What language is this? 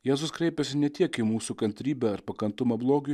Lithuanian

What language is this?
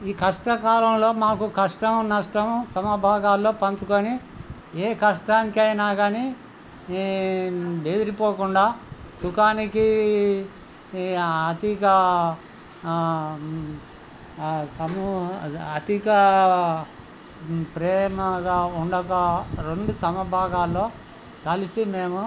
Telugu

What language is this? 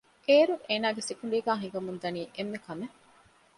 Divehi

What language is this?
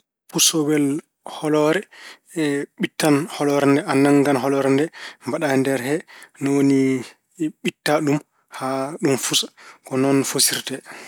Fula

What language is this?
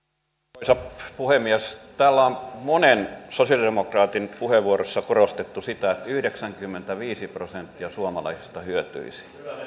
Finnish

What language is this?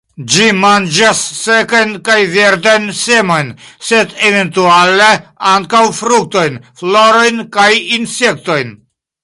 Esperanto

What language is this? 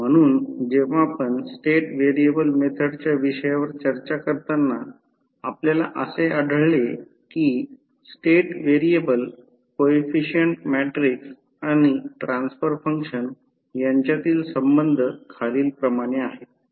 Marathi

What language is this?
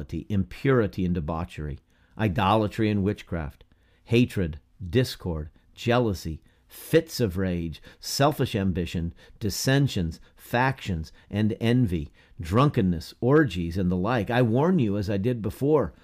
English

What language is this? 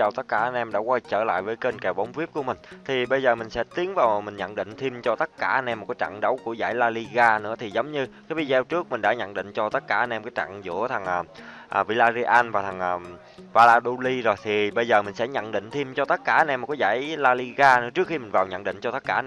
Vietnamese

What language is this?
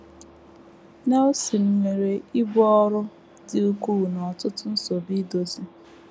Igbo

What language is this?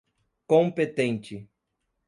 Portuguese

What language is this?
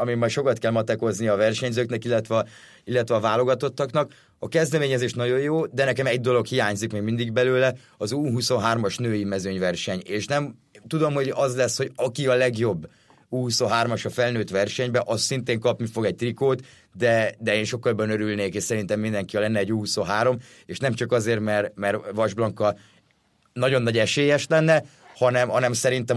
Hungarian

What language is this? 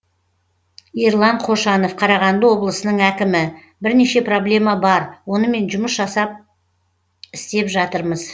Kazakh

